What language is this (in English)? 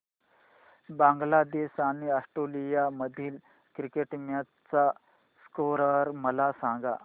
Marathi